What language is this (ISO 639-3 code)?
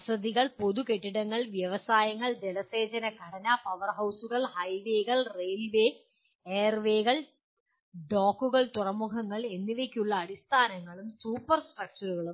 mal